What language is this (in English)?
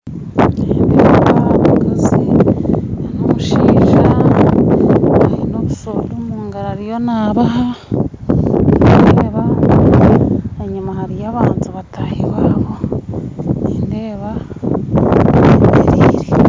Nyankole